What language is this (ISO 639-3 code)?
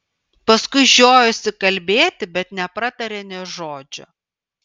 lit